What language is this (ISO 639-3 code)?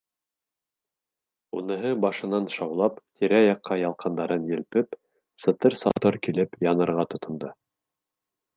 bak